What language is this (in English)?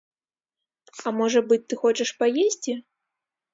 Belarusian